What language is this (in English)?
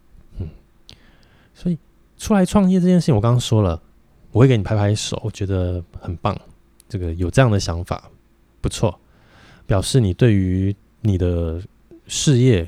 Chinese